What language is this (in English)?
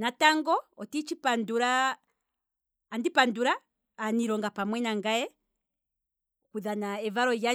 Kwambi